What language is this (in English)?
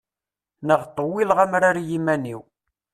Kabyle